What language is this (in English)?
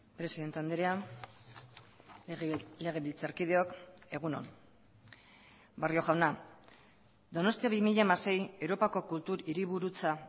Basque